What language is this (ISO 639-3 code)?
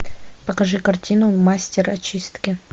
rus